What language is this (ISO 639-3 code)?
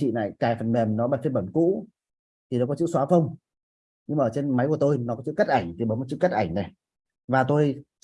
vie